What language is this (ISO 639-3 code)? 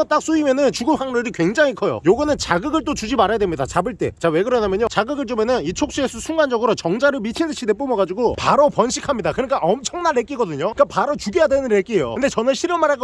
kor